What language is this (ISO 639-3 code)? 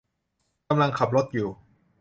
tha